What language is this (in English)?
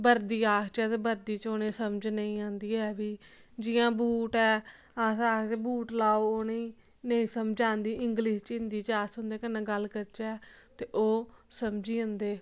Dogri